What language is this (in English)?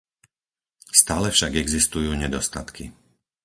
Slovak